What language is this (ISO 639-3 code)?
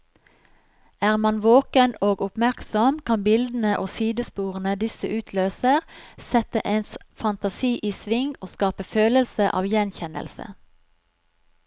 nor